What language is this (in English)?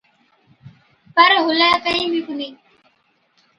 Od